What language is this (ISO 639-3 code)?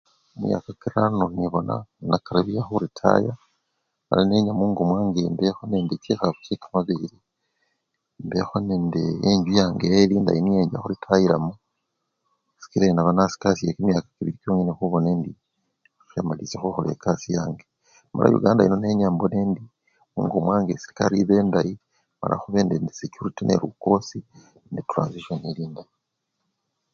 luy